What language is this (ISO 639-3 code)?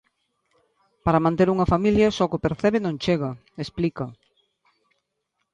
glg